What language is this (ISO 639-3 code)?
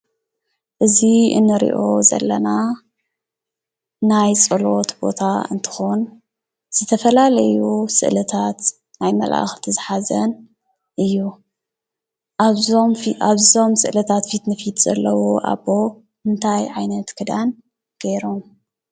tir